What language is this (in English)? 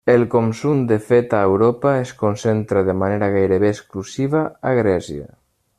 Catalan